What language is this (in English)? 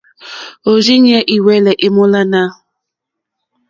Mokpwe